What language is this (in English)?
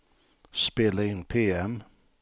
Swedish